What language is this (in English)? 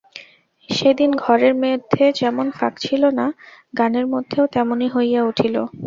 Bangla